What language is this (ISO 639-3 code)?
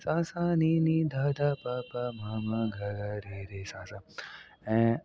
snd